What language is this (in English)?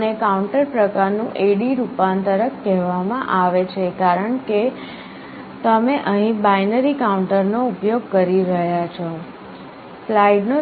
Gujarati